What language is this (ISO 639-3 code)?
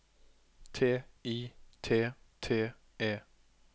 nor